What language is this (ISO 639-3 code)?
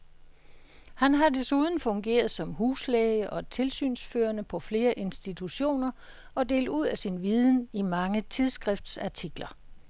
dan